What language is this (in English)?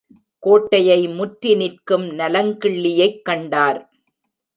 Tamil